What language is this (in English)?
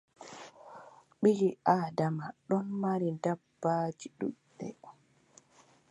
Adamawa Fulfulde